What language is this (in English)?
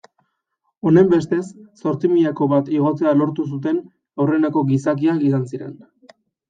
Basque